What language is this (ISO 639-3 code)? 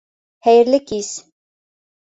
bak